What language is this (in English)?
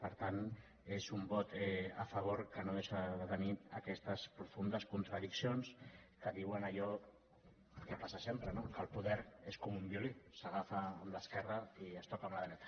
Catalan